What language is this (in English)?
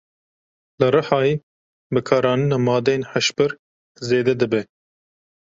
Kurdish